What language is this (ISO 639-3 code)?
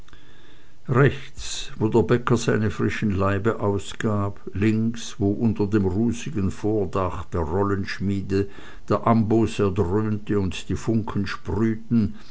deu